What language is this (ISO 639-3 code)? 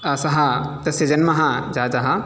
san